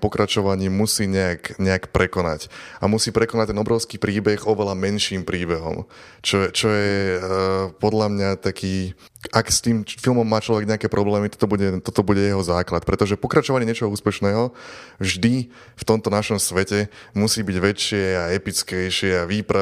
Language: Slovak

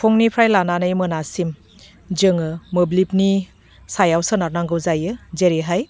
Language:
Bodo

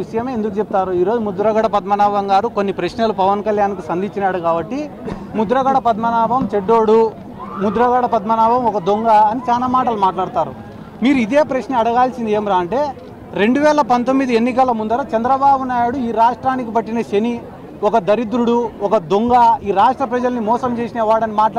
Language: Hindi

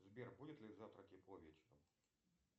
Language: Russian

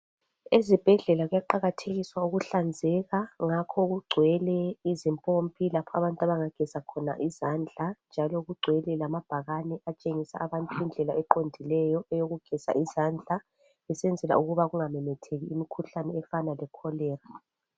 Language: North Ndebele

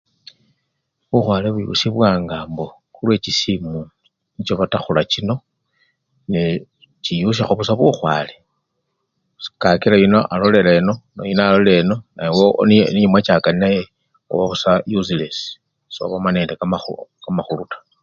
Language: Luyia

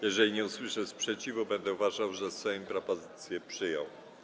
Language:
Polish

